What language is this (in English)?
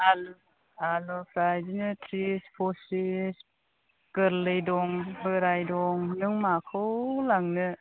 Bodo